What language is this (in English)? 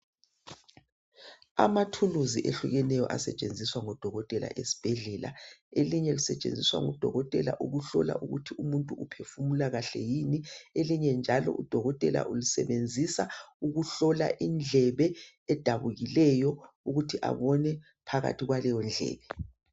North Ndebele